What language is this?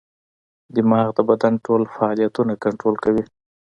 Pashto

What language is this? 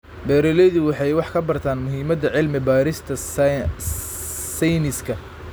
Somali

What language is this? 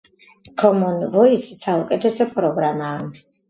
Georgian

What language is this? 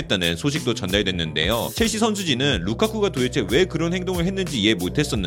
Korean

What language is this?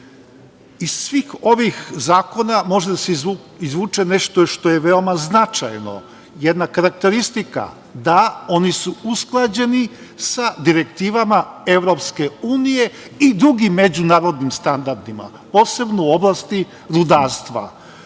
Serbian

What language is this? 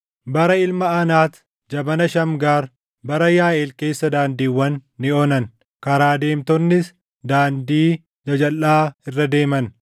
Oromo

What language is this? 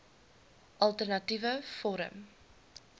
Afrikaans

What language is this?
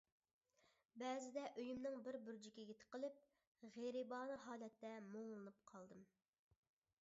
Uyghur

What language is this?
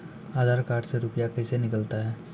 Maithili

